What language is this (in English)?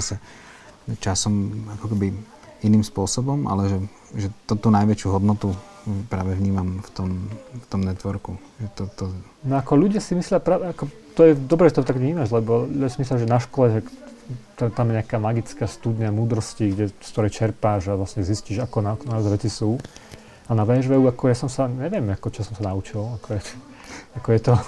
Slovak